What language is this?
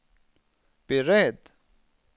Swedish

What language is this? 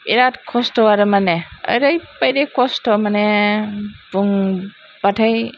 Bodo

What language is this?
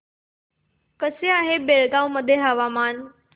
Marathi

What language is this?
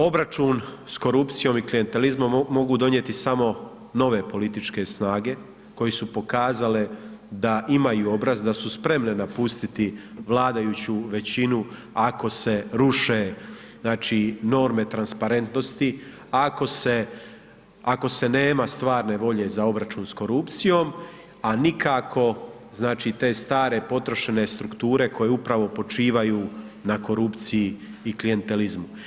Croatian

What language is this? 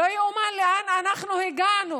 Hebrew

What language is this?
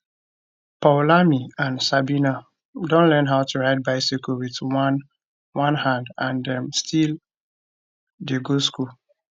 Nigerian Pidgin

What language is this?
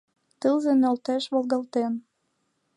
Mari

